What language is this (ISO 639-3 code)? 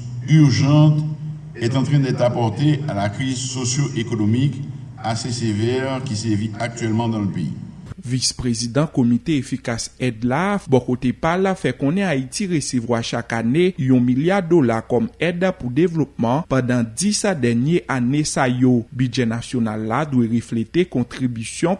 fra